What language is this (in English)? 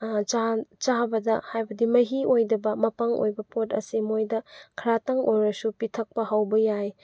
Manipuri